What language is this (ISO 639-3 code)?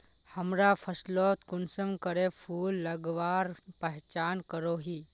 mag